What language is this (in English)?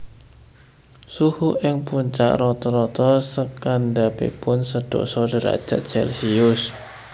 Javanese